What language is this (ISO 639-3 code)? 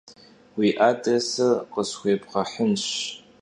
kbd